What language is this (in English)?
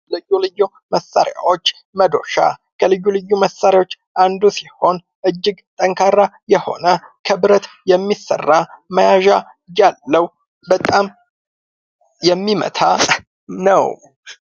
Amharic